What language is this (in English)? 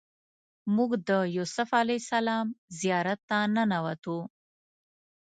Pashto